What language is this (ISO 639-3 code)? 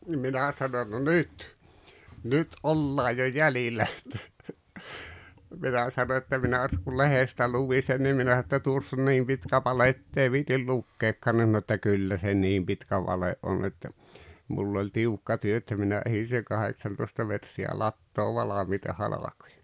fin